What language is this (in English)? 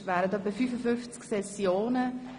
Swiss German